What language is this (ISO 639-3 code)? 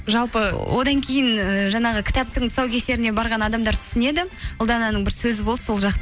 kaz